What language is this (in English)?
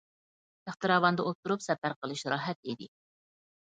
Uyghur